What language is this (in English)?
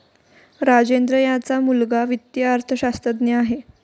Marathi